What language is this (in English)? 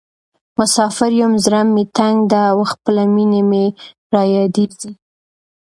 Pashto